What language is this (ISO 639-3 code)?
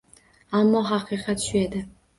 uzb